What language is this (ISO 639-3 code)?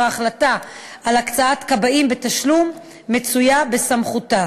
heb